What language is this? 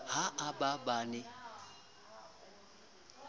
Southern Sotho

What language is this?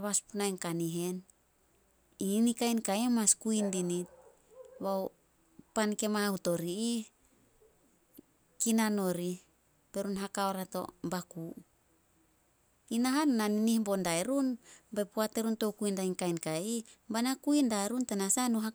Solos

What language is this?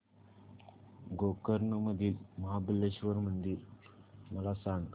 Marathi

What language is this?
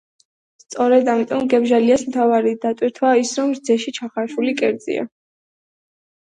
Georgian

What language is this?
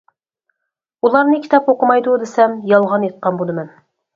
Uyghur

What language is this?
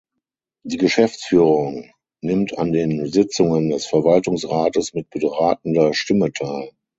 German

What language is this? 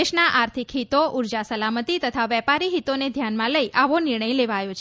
Gujarati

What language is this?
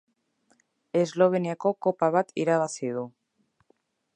Basque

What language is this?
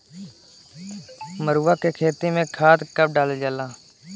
Bhojpuri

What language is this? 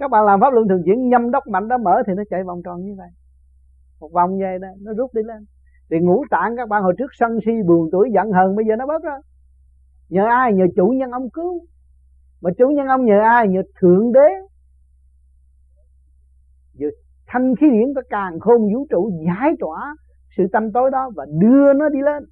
Vietnamese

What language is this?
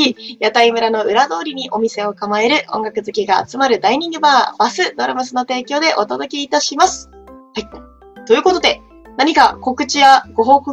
Japanese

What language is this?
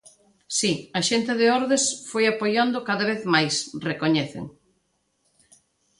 Galician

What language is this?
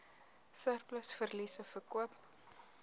Afrikaans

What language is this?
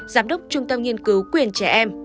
Vietnamese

